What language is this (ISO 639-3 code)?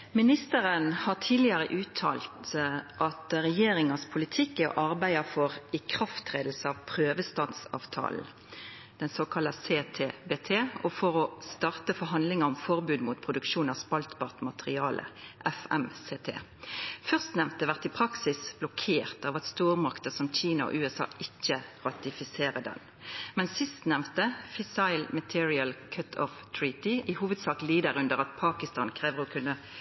nno